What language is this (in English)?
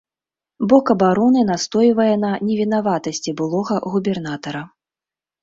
Belarusian